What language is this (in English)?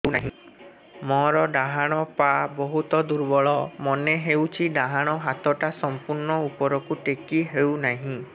Odia